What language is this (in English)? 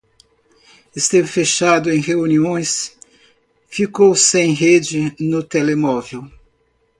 Portuguese